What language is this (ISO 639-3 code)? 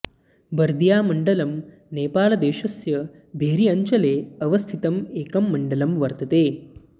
san